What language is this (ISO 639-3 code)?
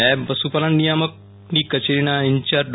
guj